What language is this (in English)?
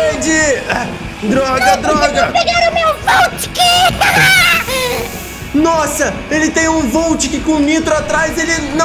Portuguese